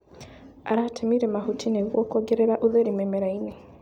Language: Kikuyu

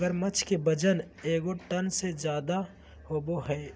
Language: Magahi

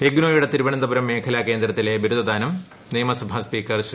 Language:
Malayalam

